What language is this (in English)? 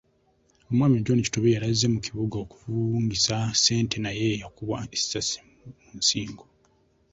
Ganda